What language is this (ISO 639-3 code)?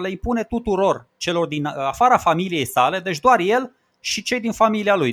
ron